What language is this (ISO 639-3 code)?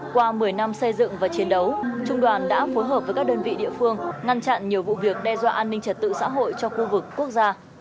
vie